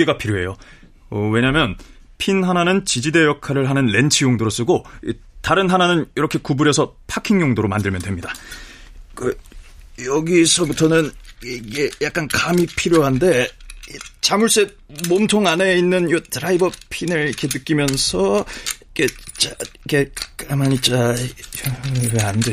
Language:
Korean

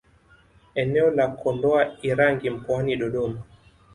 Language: Swahili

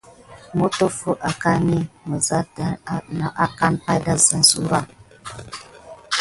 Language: Gidar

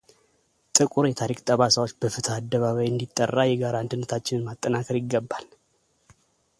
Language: Amharic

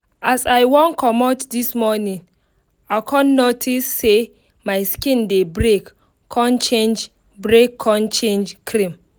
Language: Nigerian Pidgin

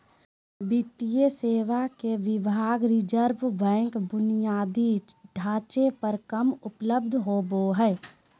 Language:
Magahi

